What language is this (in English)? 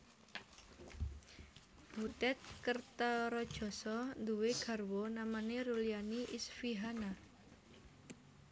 Javanese